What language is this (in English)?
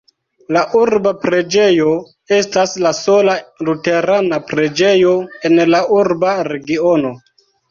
Esperanto